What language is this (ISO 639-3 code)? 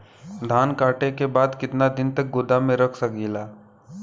bho